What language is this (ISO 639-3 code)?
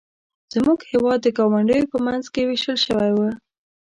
pus